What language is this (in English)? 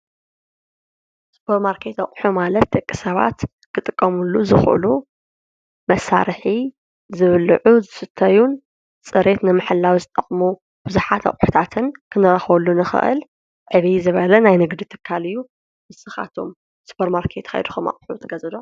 Tigrinya